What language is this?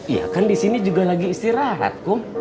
Indonesian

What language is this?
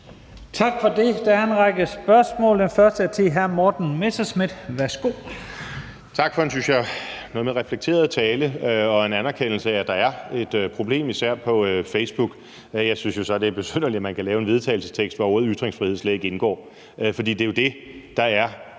Danish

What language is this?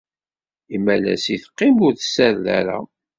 Kabyle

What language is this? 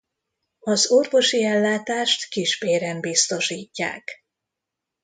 Hungarian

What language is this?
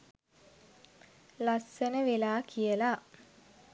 Sinhala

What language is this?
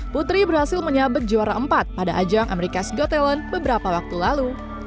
Indonesian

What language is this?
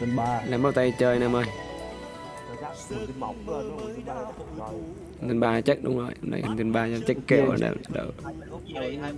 Vietnamese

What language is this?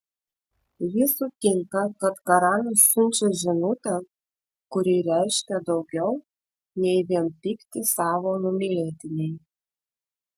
Lithuanian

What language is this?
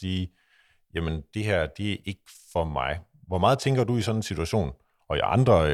Danish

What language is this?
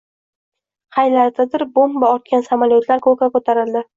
Uzbek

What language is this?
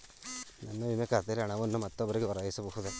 Kannada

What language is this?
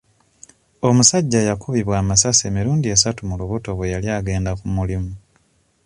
Ganda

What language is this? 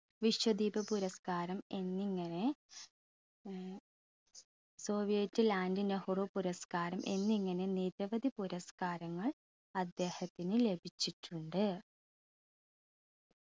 Malayalam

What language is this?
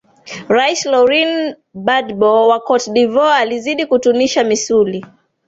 Swahili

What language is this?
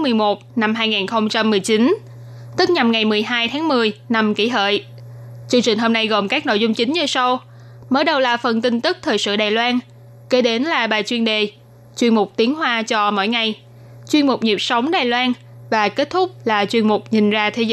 Vietnamese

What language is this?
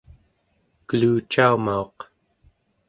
Central Yupik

